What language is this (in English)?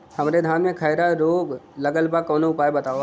Bhojpuri